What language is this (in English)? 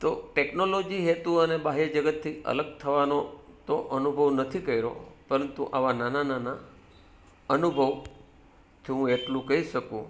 Gujarati